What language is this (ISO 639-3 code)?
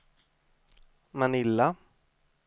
swe